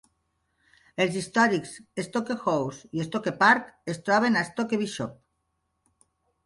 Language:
Catalan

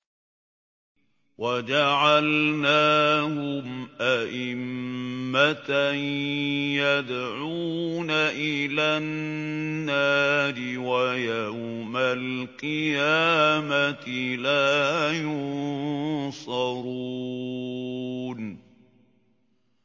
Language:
Arabic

